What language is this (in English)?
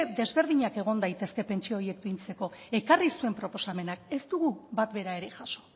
Basque